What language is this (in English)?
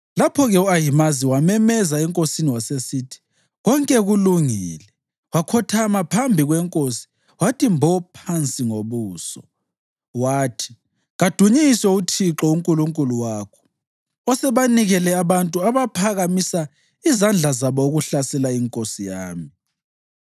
North Ndebele